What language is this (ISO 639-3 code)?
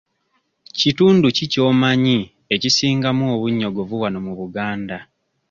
lug